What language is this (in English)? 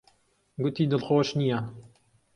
Central Kurdish